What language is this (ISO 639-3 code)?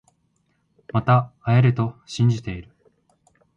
jpn